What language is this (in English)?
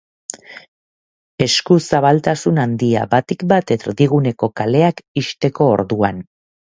Basque